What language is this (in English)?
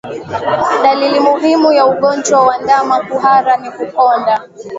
Swahili